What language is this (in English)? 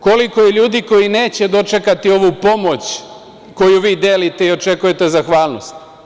Serbian